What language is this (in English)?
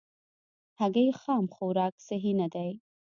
Pashto